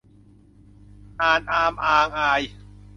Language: Thai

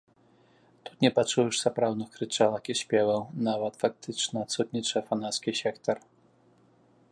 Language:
Belarusian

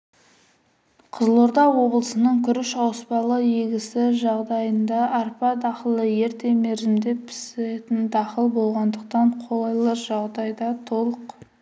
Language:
Kazakh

